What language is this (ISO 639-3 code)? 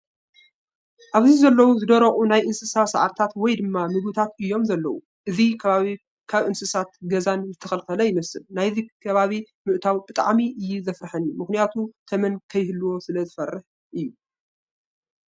tir